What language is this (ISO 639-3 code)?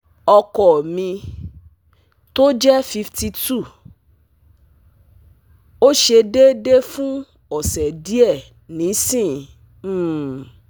yor